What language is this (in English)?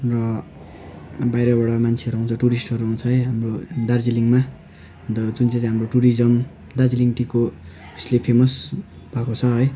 Nepali